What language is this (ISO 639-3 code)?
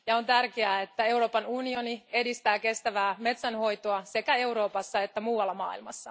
fin